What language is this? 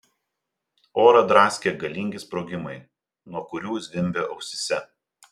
Lithuanian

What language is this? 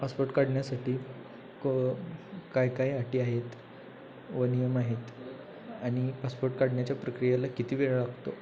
Marathi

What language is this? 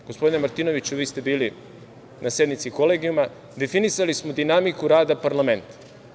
Serbian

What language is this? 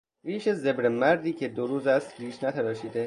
Persian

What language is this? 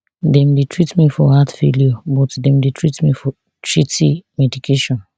Nigerian Pidgin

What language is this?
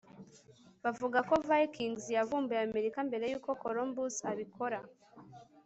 Kinyarwanda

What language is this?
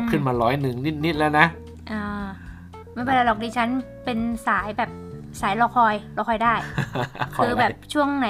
Thai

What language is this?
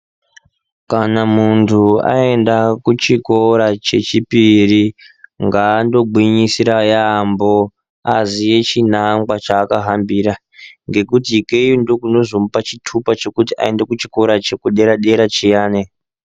Ndau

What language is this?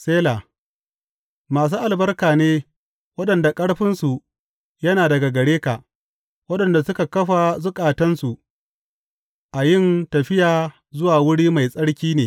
Hausa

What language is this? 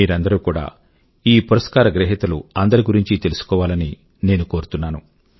Telugu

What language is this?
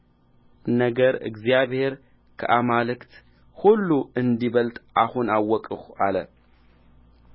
Amharic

